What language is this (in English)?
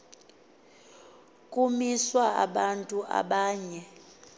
Xhosa